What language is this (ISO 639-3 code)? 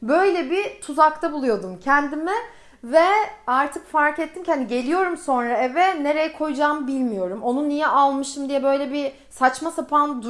tur